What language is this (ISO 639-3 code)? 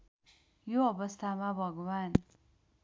nep